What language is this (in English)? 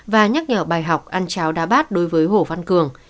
Vietnamese